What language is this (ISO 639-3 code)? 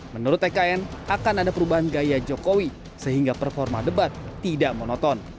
ind